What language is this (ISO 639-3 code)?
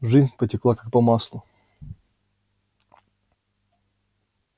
rus